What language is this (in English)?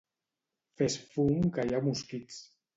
Catalan